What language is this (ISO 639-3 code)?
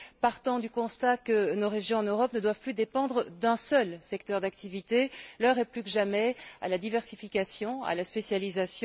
fra